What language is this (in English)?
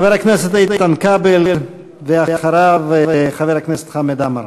Hebrew